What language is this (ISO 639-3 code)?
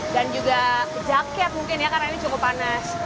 ind